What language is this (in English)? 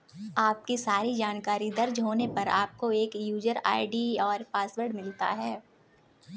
Hindi